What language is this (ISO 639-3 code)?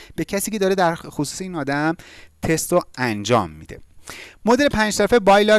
fas